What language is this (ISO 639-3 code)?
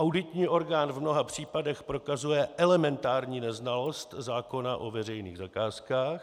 ces